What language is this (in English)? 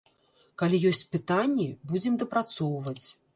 Belarusian